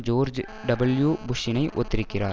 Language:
Tamil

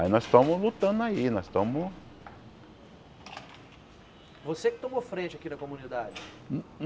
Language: Portuguese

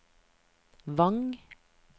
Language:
Norwegian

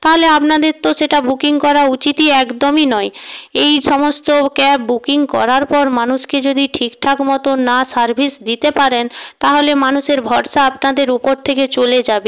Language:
Bangla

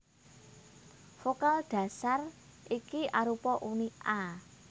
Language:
Javanese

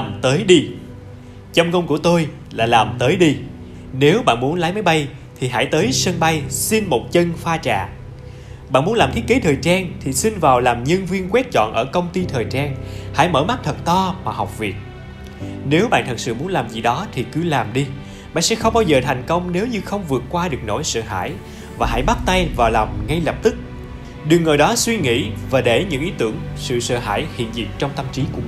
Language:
Vietnamese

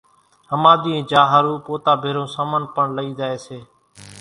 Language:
Kachi Koli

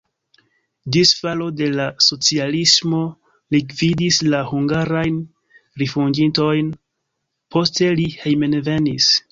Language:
Esperanto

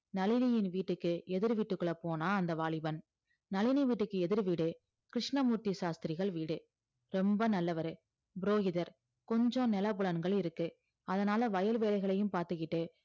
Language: Tamil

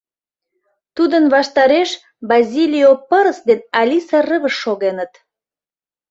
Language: Mari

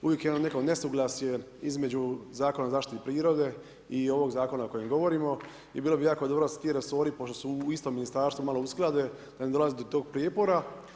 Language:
Croatian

